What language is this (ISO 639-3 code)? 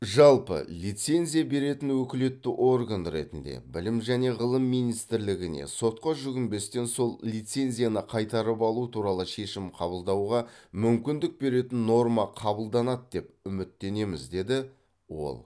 kaz